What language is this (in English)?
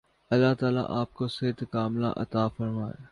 Urdu